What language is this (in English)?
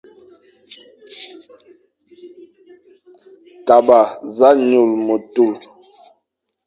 Fang